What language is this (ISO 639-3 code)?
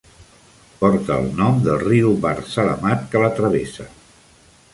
cat